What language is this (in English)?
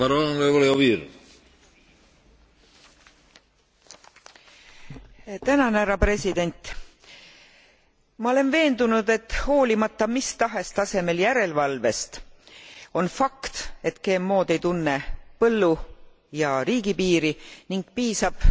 Estonian